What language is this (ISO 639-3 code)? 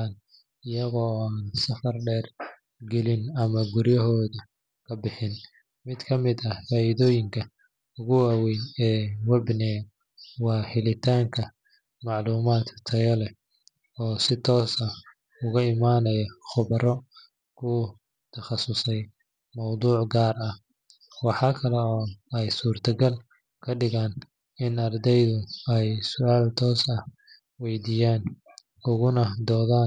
som